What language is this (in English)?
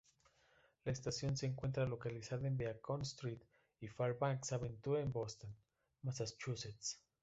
Spanish